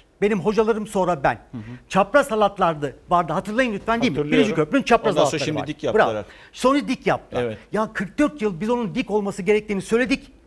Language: Turkish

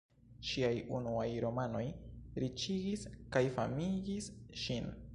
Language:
Esperanto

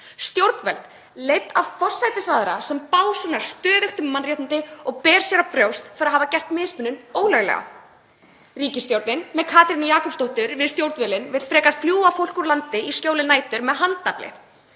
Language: Icelandic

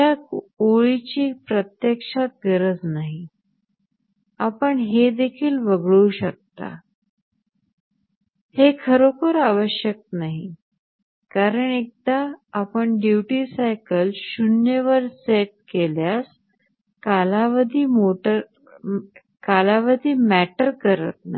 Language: Marathi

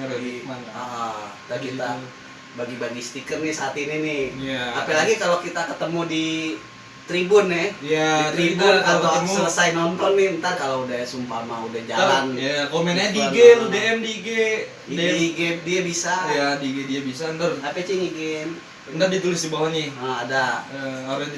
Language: Indonesian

